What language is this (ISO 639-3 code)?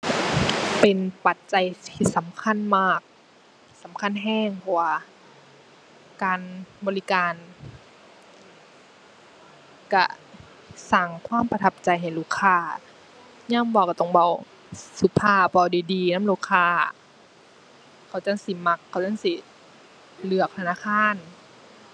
tha